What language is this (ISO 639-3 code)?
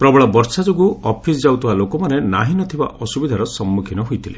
ori